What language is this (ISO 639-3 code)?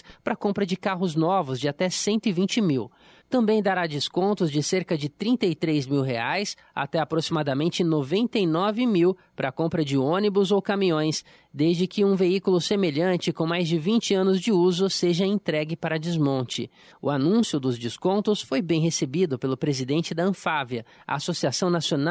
por